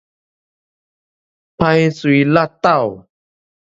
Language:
Min Nan Chinese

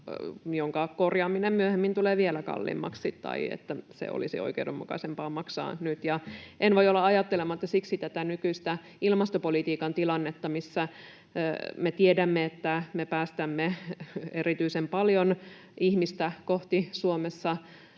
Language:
Finnish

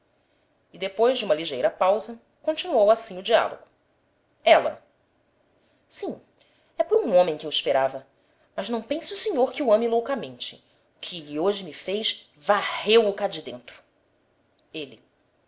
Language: Portuguese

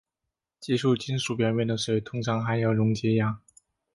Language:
Chinese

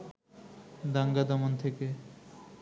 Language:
Bangla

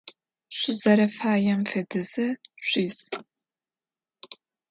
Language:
Adyghe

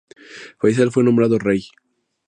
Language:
Spanish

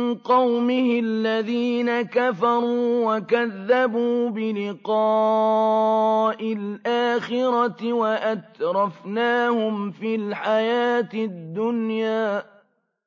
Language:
Arabic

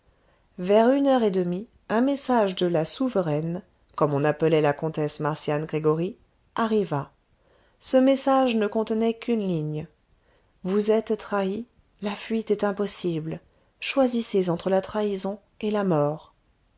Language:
French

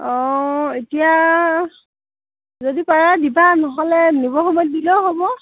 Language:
Assamese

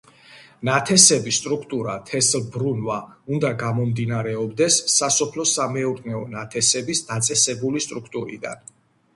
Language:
Georgian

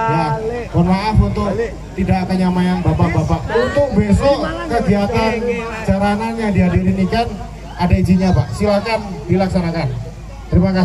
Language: Indonesian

